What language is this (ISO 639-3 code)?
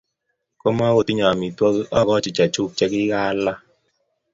kln